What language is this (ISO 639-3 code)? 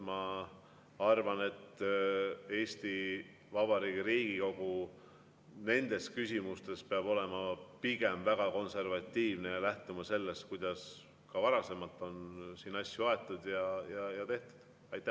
est